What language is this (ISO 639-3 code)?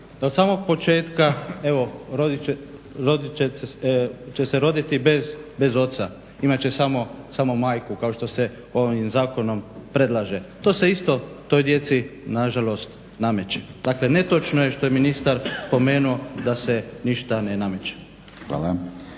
hrv